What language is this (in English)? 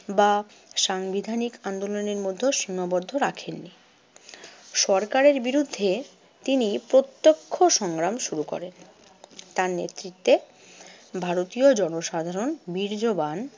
Bangla